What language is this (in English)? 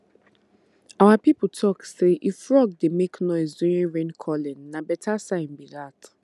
Nigerian Pidgin